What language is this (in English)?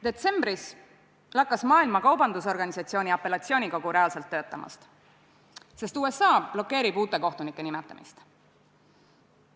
Estonian